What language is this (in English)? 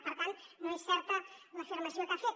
Catalan